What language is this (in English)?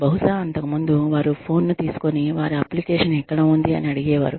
Telugu